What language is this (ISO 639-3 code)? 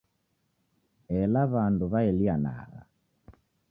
dav